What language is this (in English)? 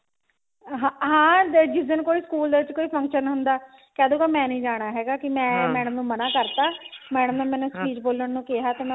Punjabi